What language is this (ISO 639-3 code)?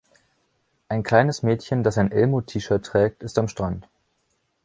deu